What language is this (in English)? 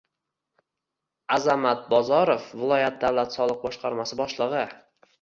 Uzbek